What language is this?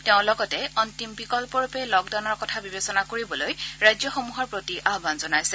Assamese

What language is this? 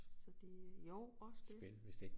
Danish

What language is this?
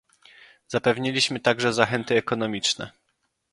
Polish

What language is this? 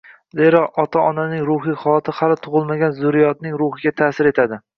Uzbek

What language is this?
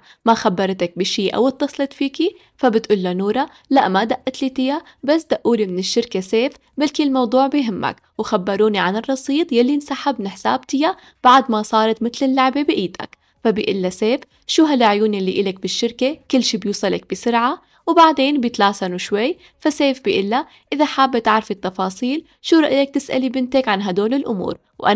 Arabic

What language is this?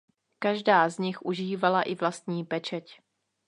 Czech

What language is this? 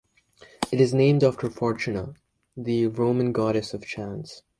English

